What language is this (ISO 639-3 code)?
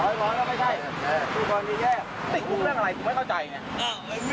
tha